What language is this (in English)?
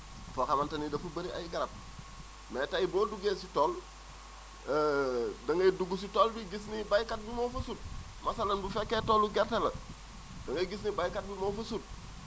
Wolof